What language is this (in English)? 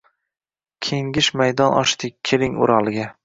Uzbek